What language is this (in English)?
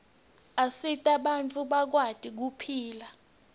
Swati